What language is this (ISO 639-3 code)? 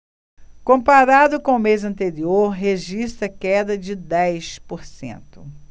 por